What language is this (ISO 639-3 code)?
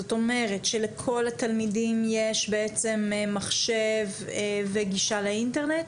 heb